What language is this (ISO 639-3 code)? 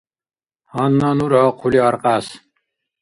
dar